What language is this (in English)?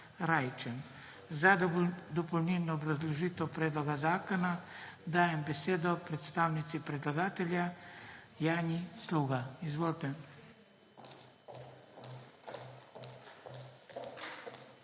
Slovenian